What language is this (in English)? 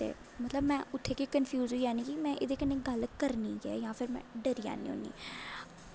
Dogri